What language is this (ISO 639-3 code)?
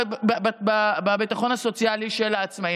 heb